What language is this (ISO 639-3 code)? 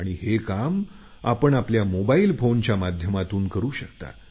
mar